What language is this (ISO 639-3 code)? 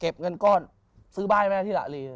tha